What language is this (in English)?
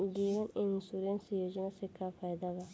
Bhojpuri